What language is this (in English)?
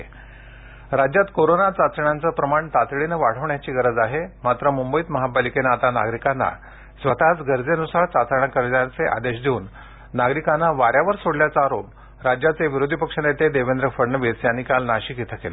Marathi